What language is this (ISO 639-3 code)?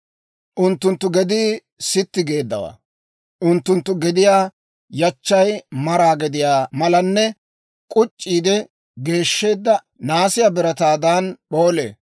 dwr